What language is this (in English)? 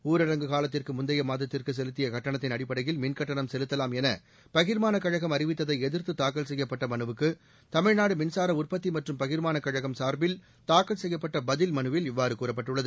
Tamil